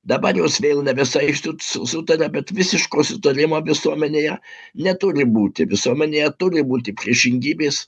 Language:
Lithuanian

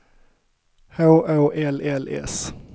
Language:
Swedish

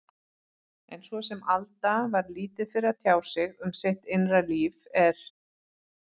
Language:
Icelandic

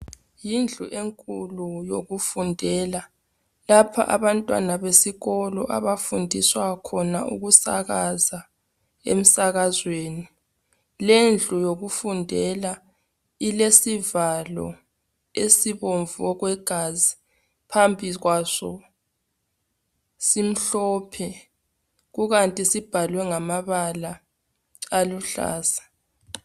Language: North Ndebele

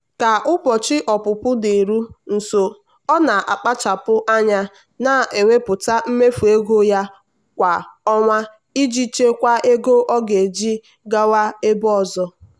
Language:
Igbo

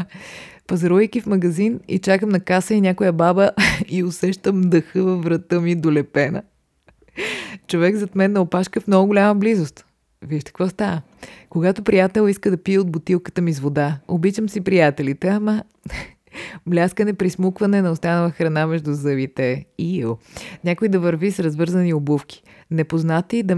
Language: Bulgarian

